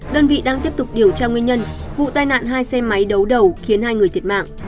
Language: Vietnamese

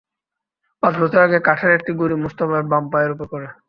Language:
Bangla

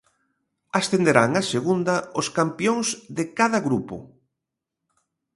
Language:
Galician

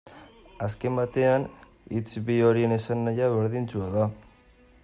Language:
Basque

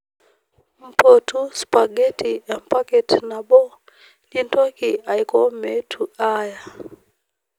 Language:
Masai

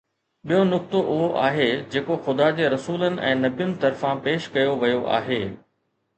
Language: Sindhi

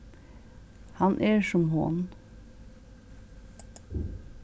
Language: Faroese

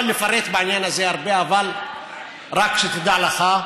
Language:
Hebrew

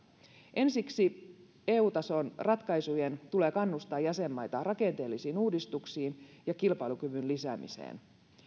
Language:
Finnish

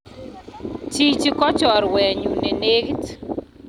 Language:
Kalenjin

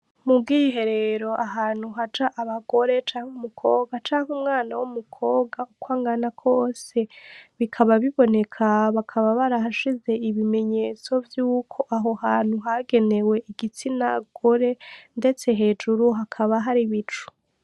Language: Rundi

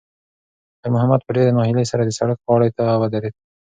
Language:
Pashto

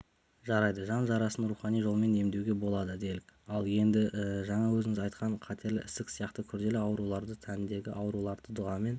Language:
Kazakh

